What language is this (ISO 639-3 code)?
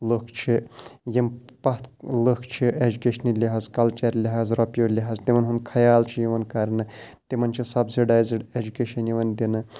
kas